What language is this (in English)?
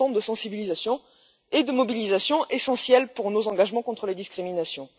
French